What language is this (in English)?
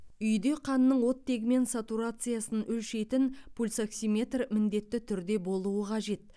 Kazakh